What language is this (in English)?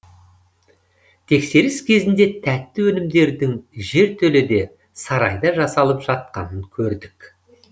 Kazakh